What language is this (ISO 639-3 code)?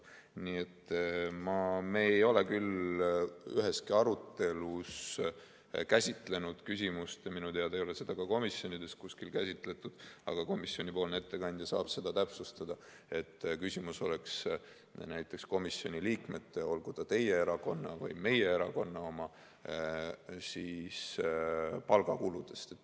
est